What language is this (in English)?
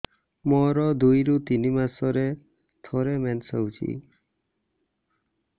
Odia